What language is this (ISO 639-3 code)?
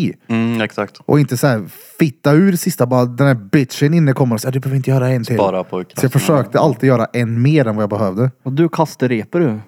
swe